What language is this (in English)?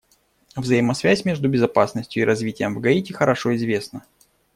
Russian